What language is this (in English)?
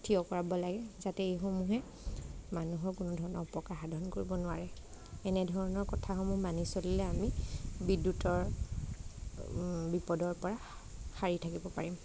Assamese